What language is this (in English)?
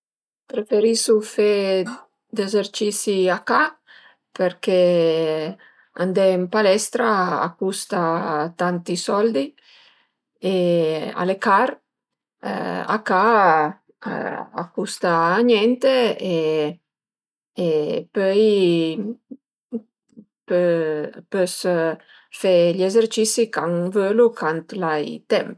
Piedmontese